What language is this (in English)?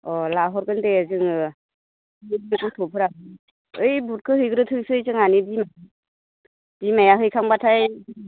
Bodo